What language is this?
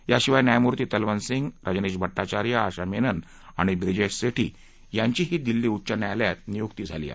Marathi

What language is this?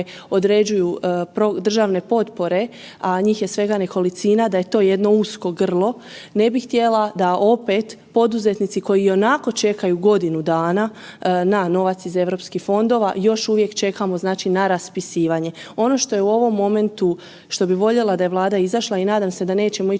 Croatian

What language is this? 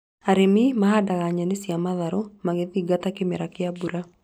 Kikuyu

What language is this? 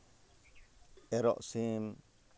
Santali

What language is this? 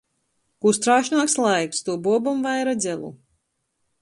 Latgalian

